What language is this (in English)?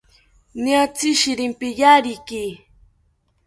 South Ucayali Ashéninka